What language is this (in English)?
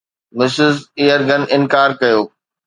Sindhi